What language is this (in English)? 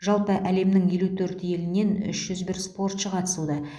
Kazakh